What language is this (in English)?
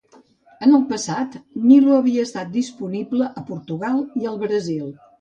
Catalan